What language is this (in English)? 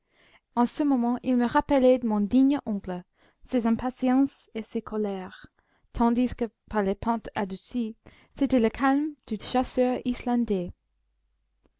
French